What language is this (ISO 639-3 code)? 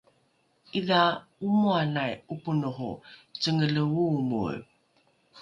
dru